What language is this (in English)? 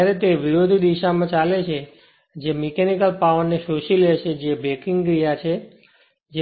Gujarati